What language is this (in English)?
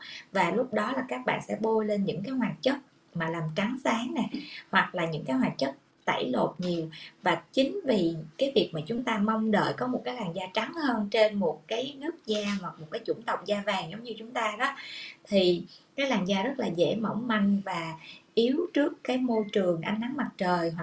Vietnamese